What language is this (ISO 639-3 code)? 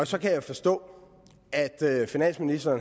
dan